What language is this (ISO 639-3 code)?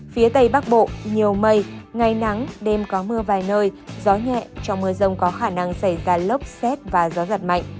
vie